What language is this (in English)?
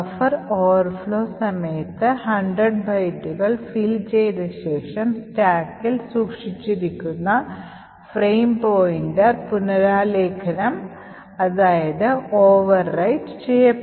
Malayalam